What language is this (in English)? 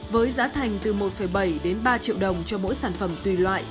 Vietnamese